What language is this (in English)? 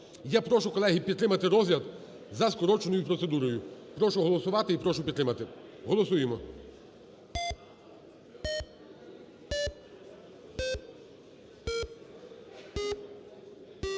Ukrainian